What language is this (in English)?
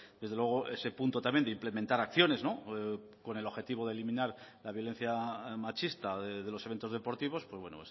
Spanish